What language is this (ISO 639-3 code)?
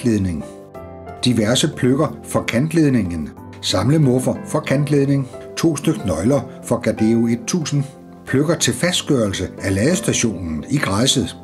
dan